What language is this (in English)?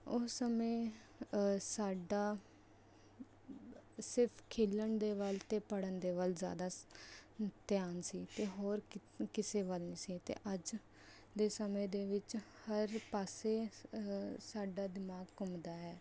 Punjabi